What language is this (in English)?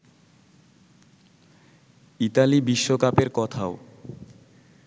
Bangla